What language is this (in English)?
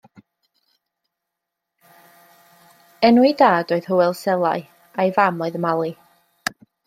Welsh